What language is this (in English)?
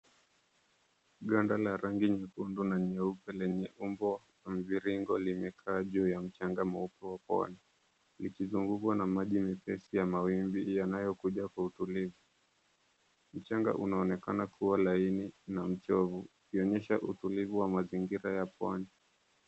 Swahili